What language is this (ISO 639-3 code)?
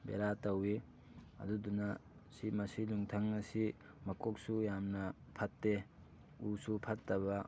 mni